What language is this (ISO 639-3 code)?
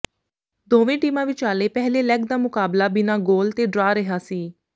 pan